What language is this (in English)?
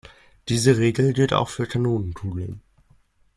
German